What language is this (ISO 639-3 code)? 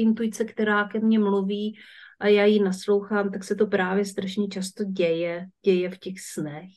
ces